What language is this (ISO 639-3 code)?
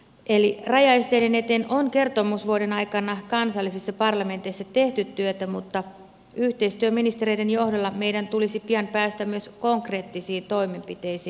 fin